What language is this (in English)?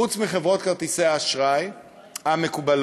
Hebrew